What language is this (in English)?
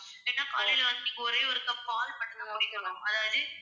Tamil